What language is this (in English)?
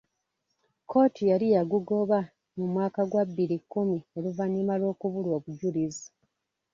Ganda